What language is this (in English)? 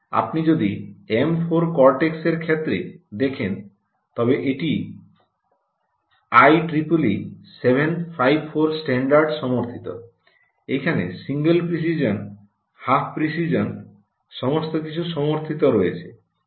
Bangla